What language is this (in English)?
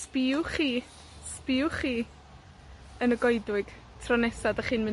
Welsh